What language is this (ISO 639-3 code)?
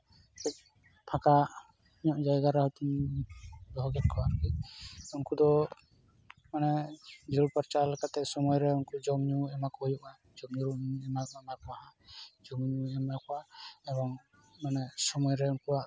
sat